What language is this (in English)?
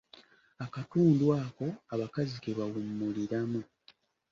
Ganda